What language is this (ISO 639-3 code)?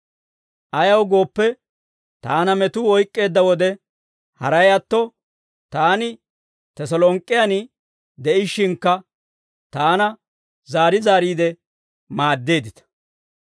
dwr